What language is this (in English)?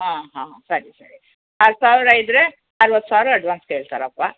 Kannada